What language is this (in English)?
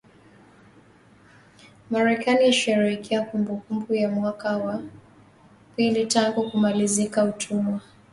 Swahili